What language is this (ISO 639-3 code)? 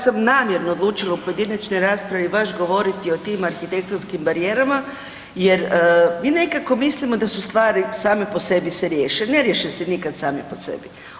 hrv